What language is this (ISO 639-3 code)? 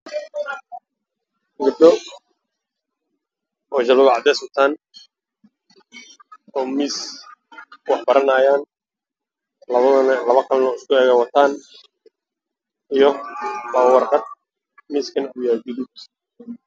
som